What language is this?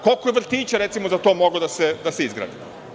Serbian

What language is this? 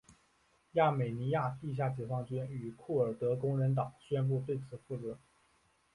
Chinese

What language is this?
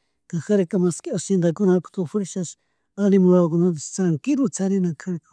Chimborazo Highland Quichua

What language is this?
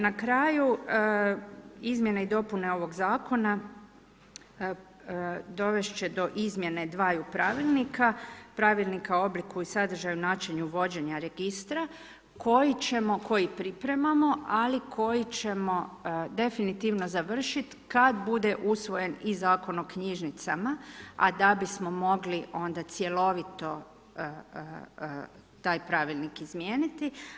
Croatian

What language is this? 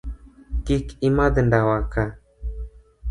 Luo (Kenya and Tanzania)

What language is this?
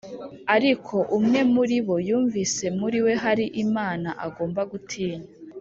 Kinyarwanda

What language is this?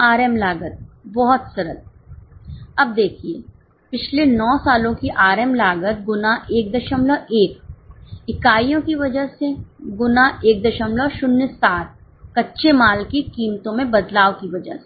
Hindi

